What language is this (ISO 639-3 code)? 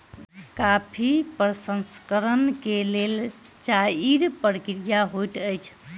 mai